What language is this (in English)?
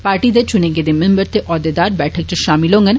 Dogri